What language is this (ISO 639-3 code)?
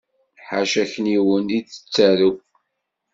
kab